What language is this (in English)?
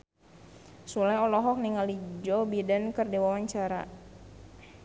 Sundanese